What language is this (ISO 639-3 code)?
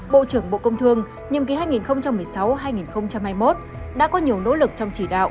vie